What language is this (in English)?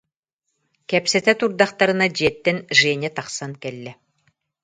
Yakut